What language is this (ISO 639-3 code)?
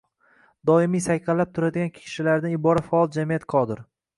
uzb